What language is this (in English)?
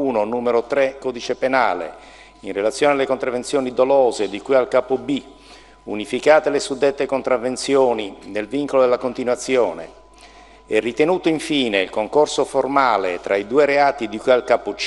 Italian